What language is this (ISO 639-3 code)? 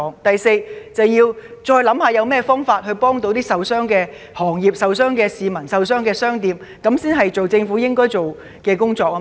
yue